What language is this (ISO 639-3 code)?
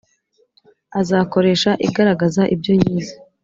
kin